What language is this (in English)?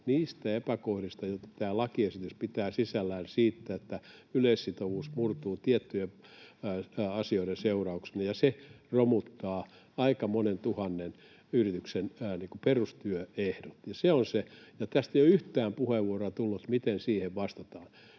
Finnish